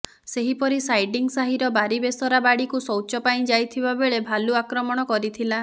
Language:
Odia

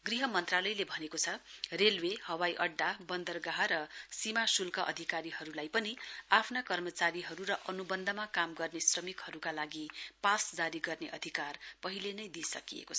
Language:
Nepali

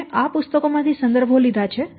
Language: Gujarati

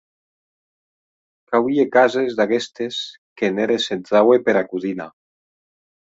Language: Occitan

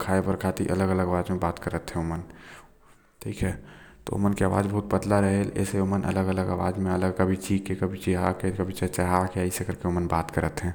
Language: Korwa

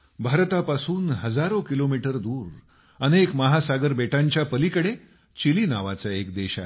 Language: Marathi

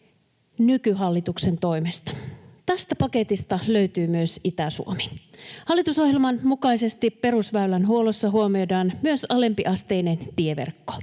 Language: Finnish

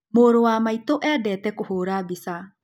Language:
Kikuyu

